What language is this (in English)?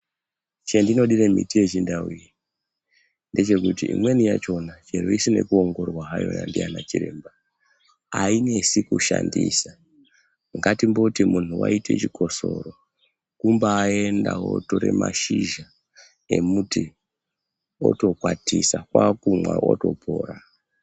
Ndau